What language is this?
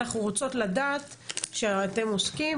Hebrew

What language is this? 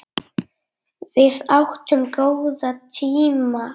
Icelandic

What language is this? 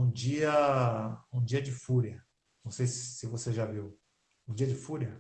Portuguese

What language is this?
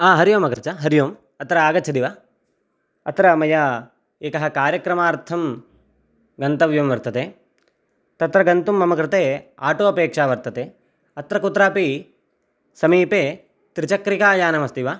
Sanskrit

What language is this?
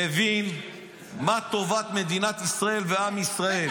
Hebrew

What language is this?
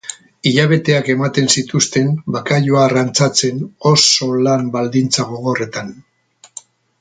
Basque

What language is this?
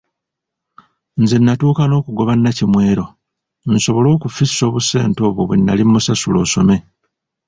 Ganda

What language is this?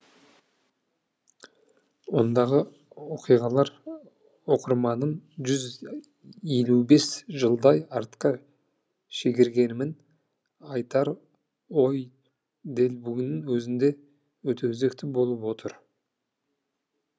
Kazakh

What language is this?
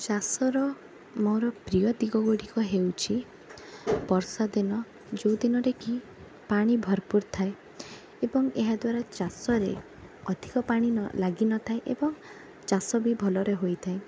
Odia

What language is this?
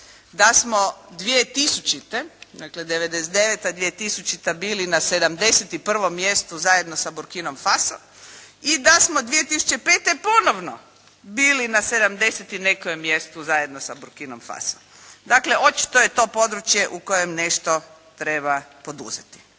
Croatian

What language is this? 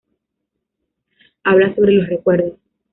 Spanish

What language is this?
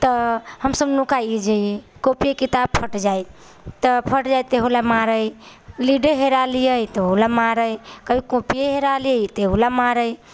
Maithili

